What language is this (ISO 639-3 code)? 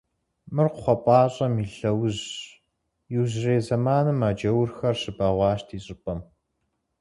kbd